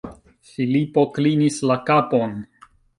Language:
Esperanto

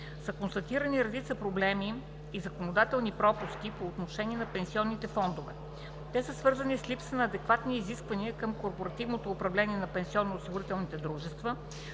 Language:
Bulgarian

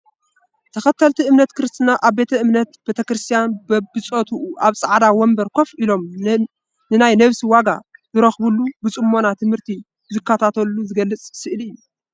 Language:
Tigrinya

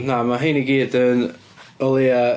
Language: Welsh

